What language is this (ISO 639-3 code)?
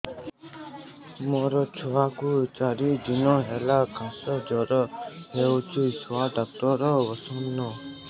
ori